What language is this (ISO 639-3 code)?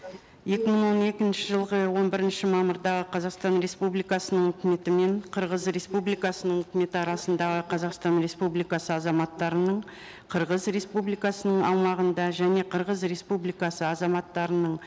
kaz